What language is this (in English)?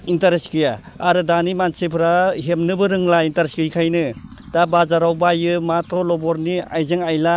Bodo